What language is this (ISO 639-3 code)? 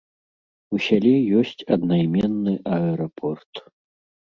bel